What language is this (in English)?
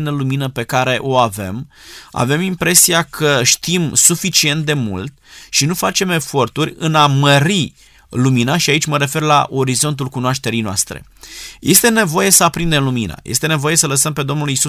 Romanian